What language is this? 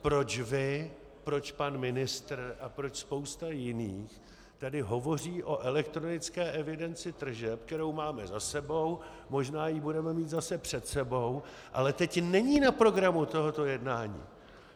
Czech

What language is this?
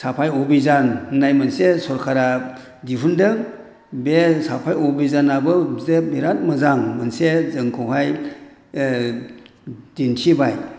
Bodo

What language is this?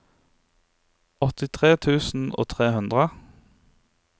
Norwegian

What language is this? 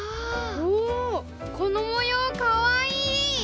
Japanese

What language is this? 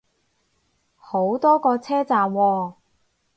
Cantonese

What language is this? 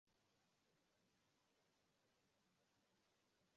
Swahili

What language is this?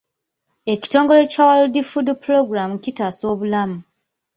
Ganda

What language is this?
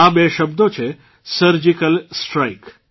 Gujarati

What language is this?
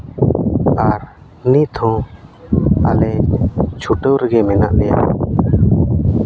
Santali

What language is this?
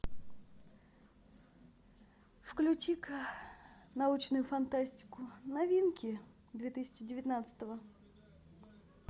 Russian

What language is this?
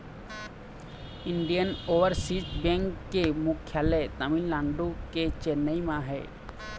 Chhattisgarhi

